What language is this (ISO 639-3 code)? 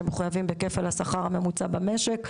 heb